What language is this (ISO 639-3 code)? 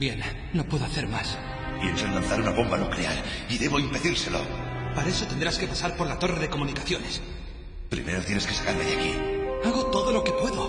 spa